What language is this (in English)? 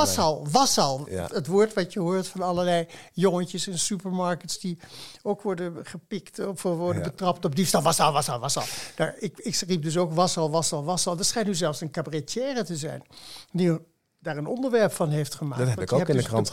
Dutch